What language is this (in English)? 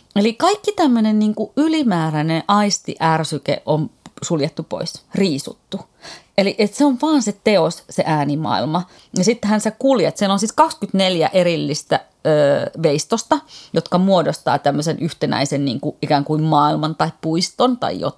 Finnish